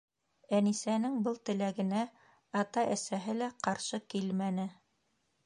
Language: Bashkir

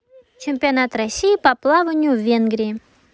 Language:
Russian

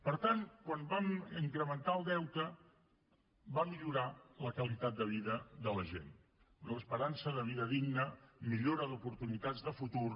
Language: Catalan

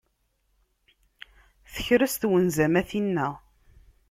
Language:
Kabyle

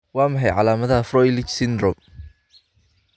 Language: Somali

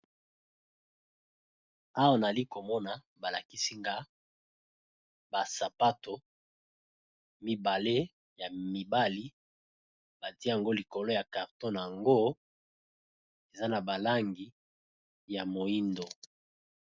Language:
Lingala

